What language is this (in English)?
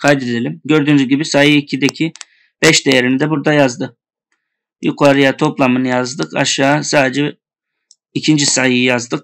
Turkish